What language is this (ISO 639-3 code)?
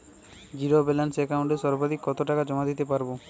ben